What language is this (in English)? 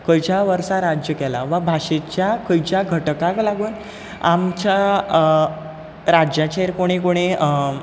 Konkani